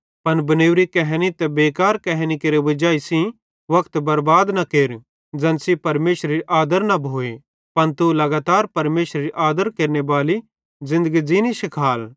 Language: Bhadrawahi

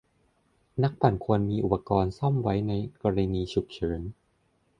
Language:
Thai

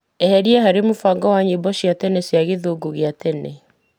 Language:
Kikuyu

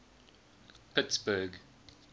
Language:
English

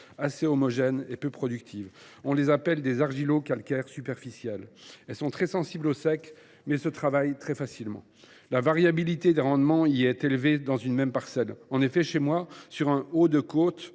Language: French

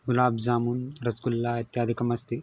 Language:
Sanskrit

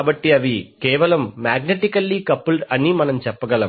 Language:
Telugu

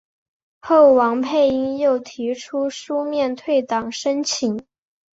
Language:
Chinese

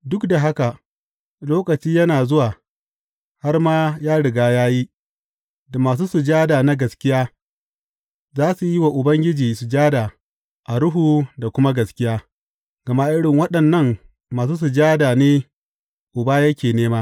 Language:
Hausa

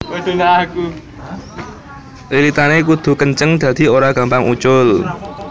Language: Javanese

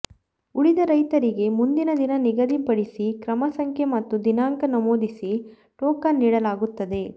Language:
Kannada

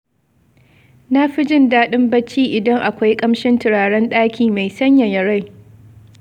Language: Hausa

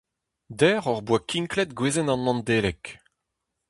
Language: Breton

